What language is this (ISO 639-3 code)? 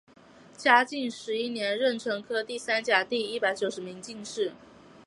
zho